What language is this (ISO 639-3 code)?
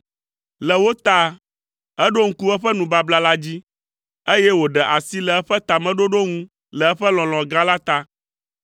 ewe